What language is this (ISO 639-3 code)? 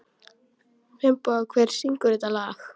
isl